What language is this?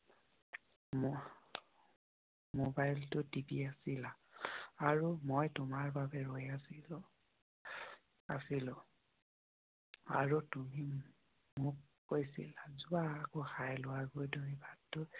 Assamese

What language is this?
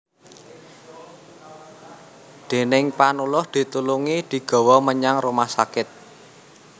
Javanese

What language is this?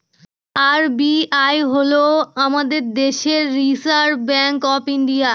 Bangla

